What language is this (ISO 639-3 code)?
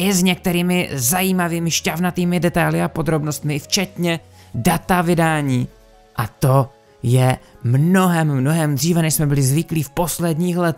ces